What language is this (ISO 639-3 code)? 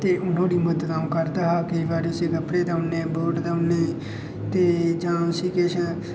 doi